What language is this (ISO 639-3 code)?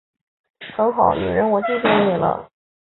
zho